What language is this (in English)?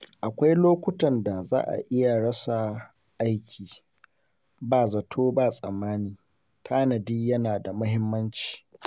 Hausa